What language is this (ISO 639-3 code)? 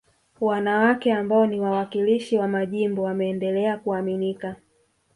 swa